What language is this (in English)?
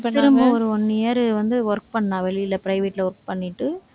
Tamil